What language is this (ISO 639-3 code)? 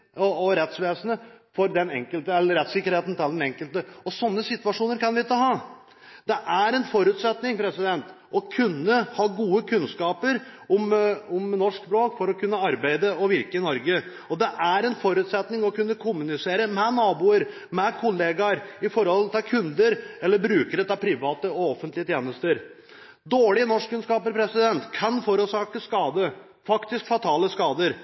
nob